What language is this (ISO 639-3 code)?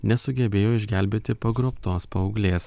lit